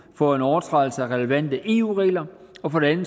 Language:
Danish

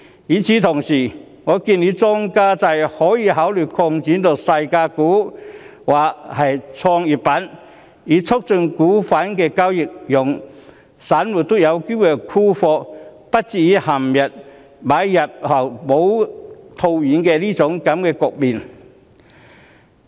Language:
Cantonese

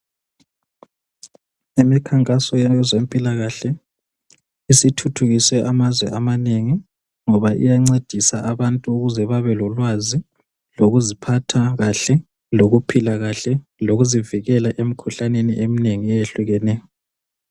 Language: North Ndebele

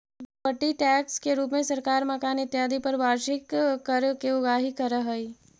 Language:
Magahi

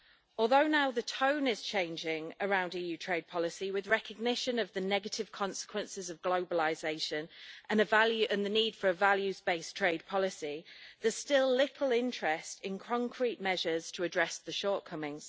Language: English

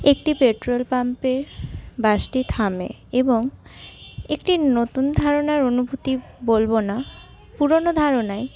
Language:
Bangla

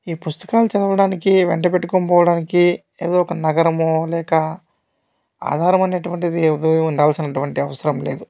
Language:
Telugu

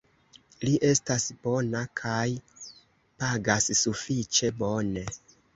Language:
Esperanto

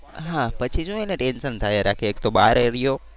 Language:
Gujarati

